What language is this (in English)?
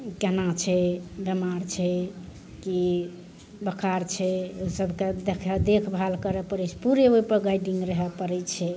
Maithili